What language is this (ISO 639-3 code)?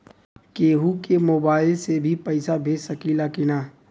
bho